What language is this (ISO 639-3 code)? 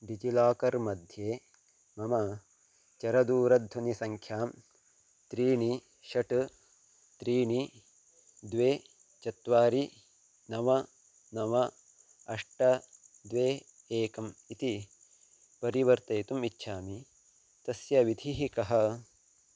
san